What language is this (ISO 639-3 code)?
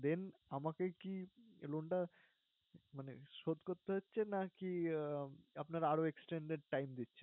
ben